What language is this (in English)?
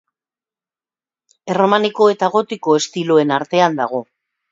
Basque